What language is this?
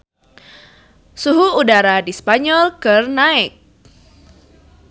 Sundanese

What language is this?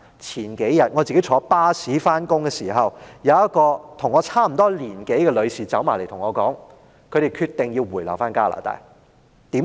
Cantonese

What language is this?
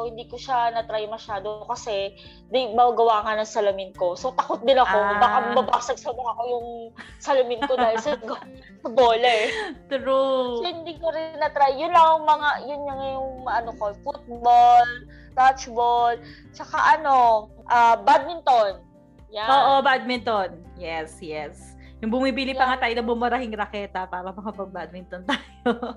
Filipino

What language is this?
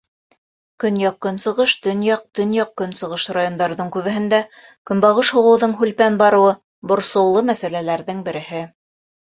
Bashkir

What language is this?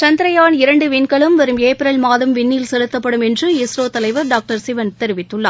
Tamil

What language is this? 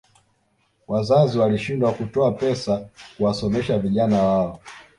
Swahili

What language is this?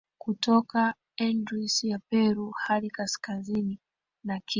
Swahili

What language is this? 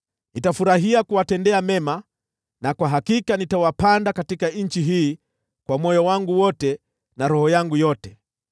Swahili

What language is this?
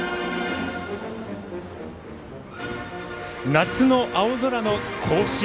Japanese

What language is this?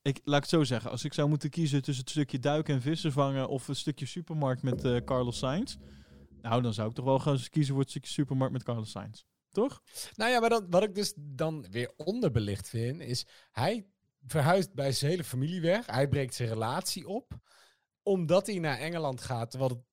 Dutch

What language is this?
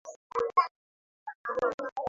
Swahili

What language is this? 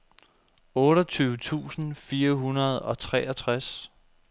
Danish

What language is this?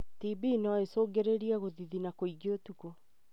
Kikuyu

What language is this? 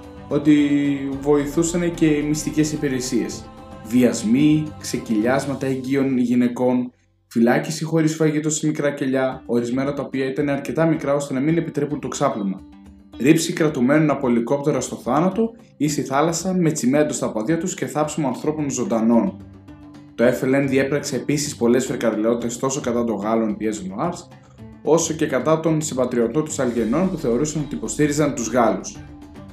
Greek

